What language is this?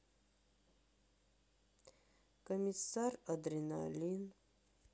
Russian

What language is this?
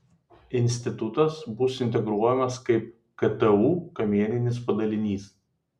Lithuanian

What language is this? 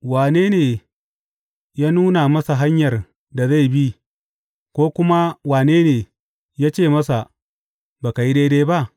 Hausa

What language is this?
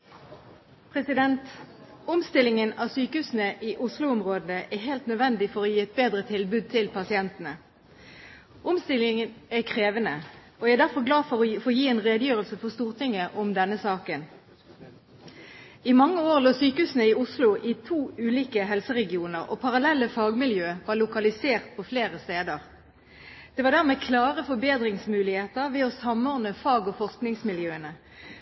Norwegian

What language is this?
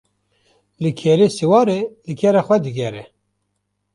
Kurdish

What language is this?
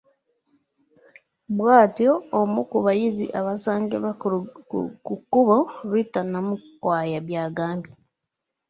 Ganda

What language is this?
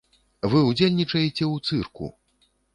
Belarusian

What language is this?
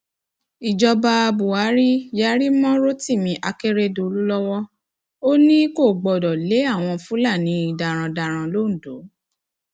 Yoruba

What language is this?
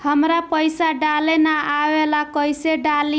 Bhojpuri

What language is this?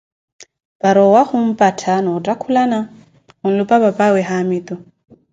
Koti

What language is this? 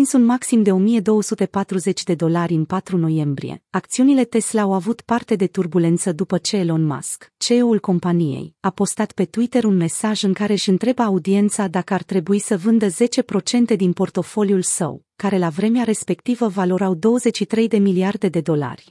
Romanian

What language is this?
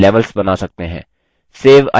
Hindi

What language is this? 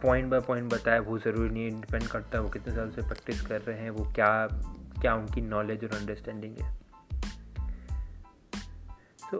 Hindi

